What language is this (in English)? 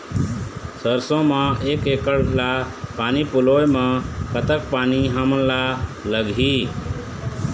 Chhattisgarhi